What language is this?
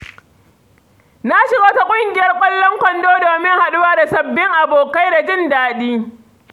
Hausa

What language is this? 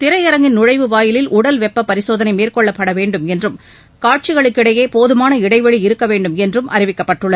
Tamil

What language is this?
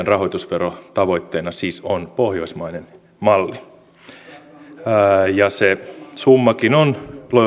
Finnish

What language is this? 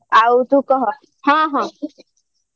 Odia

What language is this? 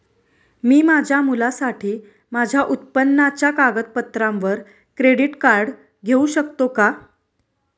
Marathi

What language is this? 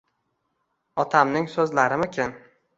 Uzbek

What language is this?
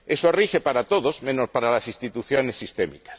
Spanish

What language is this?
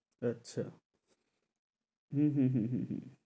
Bangla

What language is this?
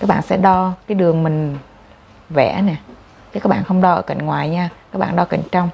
Vietnamese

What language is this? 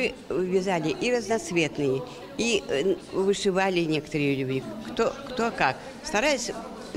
Russian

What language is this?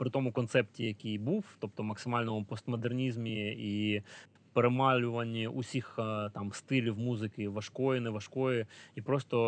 Ukrainian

